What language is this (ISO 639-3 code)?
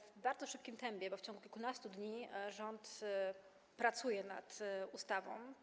pol